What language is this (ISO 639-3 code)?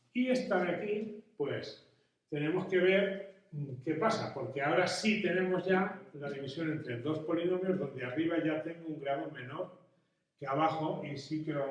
spa